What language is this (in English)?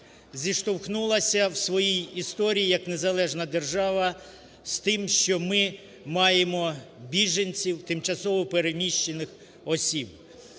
Ukrainian